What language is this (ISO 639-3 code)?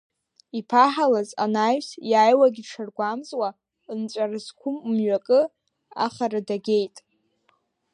abk